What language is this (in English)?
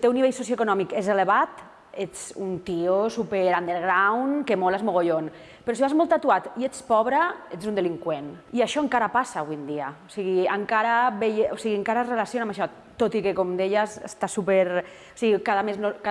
Catalan